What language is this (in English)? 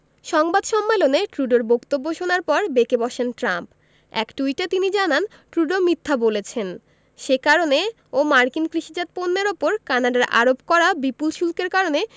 Bangla